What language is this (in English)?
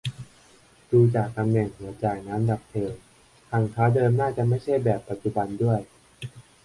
Thai